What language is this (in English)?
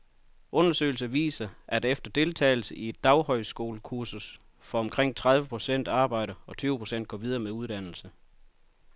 Danish